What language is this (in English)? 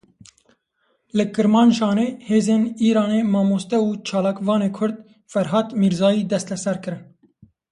Kurdish